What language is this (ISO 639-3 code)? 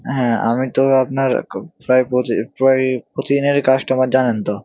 ben